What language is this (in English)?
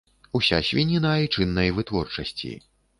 Belarusian